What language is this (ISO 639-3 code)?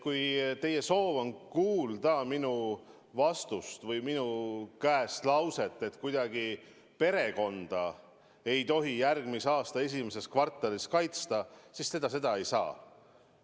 est